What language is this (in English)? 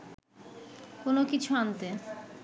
Bangla